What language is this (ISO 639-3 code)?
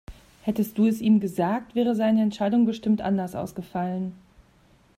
deu